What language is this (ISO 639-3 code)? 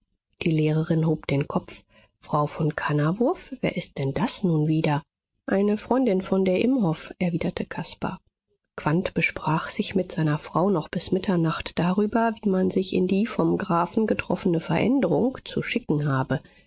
deu